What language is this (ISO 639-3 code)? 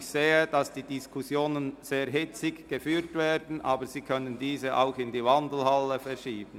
gsw